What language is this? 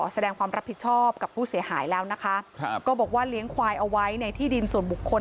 Thai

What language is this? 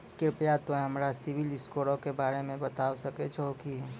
Maithili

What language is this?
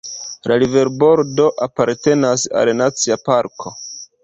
Esperanto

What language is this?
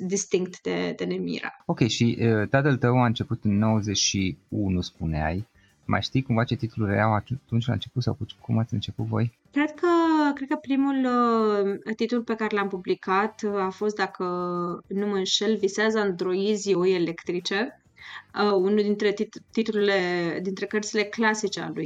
Romanian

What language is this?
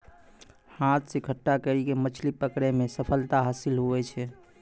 Maithili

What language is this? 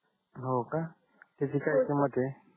Marathi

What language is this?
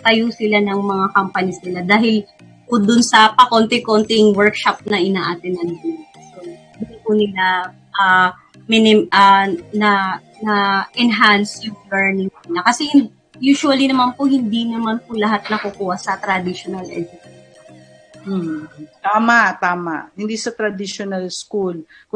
Filipino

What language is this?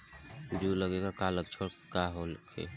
Bhojpuri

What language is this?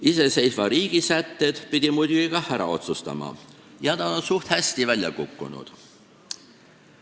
Estonian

